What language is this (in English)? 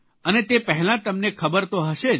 Gujarati